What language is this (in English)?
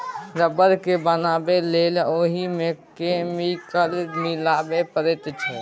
Maithili